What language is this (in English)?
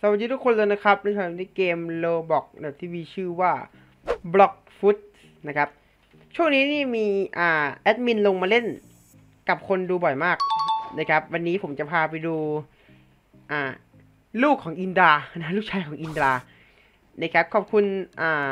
Thai